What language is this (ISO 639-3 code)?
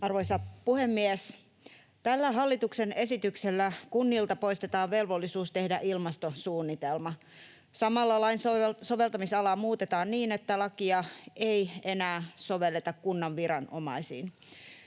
fin